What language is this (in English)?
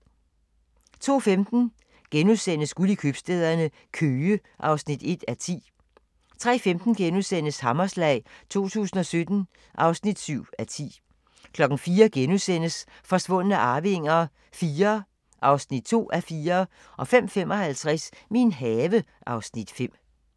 Danish